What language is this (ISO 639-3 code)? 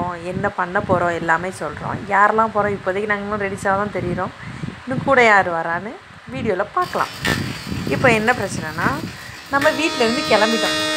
ara